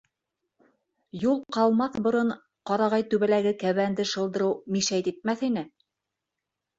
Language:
Bashkir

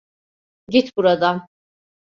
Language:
Turkish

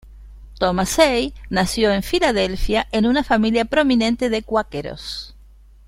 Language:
Spanish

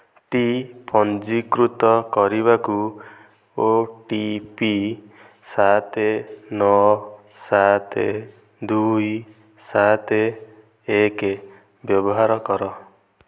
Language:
Odia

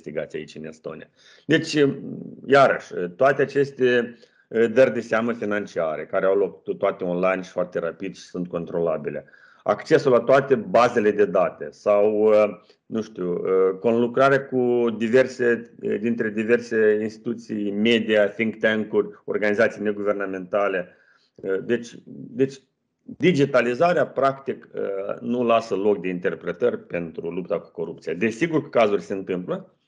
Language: Romanian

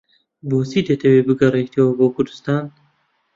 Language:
Central Kurdish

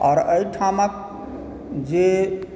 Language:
Maithili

